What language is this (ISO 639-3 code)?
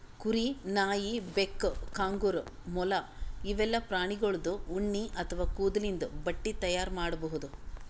kan